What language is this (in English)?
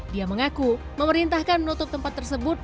Indonesian